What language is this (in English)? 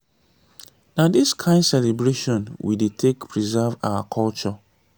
Nigerian Pidgin